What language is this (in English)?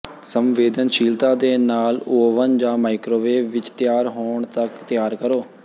Punjabi